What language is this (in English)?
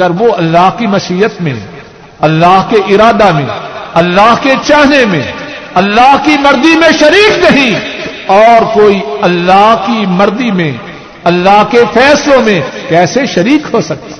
Urdu